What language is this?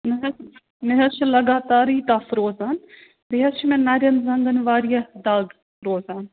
Kashmiri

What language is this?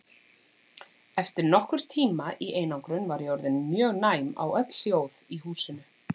Icelandic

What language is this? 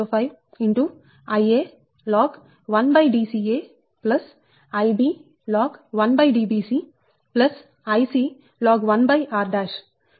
Telugu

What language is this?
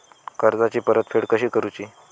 Marathi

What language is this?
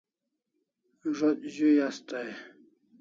Kalasha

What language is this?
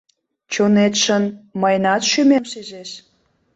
Mari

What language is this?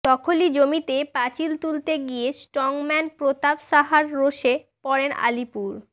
Bangla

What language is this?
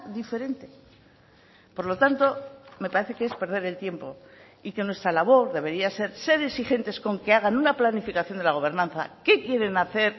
Spanish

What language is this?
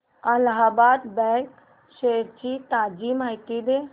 Marathi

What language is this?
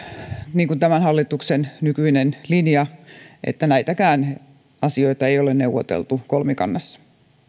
Finnish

